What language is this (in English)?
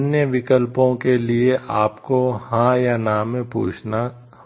Hindi